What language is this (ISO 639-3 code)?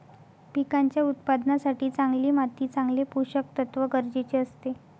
mar